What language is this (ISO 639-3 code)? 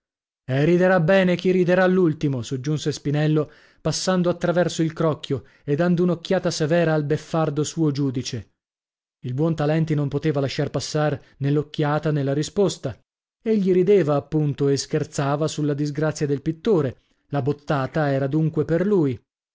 ita